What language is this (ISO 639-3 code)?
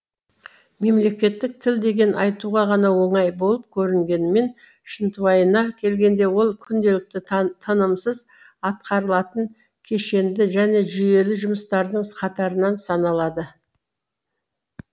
kaz